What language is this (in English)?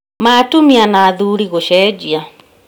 Kikuyu